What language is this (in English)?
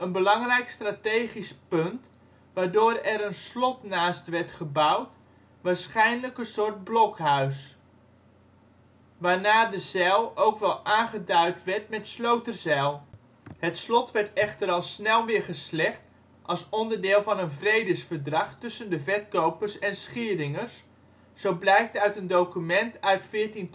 Dutch